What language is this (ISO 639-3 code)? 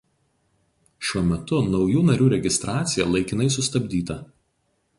lit